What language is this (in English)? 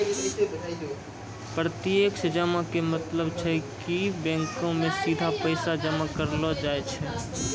Maithili